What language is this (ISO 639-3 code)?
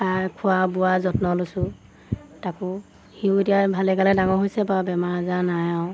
asm